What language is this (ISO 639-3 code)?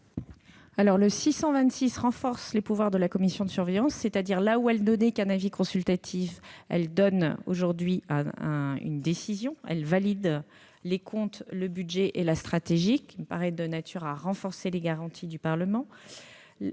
fra